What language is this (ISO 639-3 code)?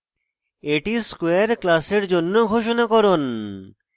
ben